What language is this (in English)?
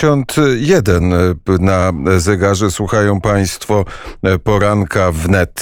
Polish